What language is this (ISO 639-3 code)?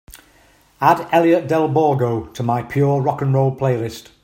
eng